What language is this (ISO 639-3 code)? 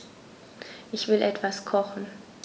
deu